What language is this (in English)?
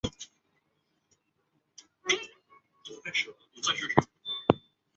Chinese